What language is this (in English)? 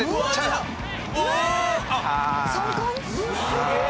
Japanese